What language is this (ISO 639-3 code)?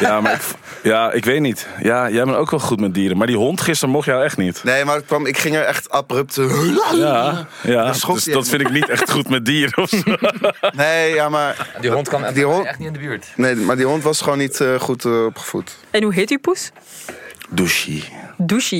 nld